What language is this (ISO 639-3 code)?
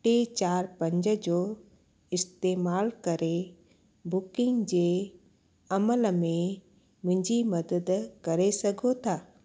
snd